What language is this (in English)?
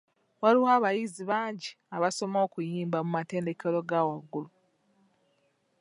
Ganda